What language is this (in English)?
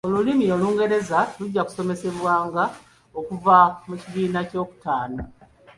Ganda